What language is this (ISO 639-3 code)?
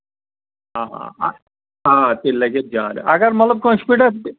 kas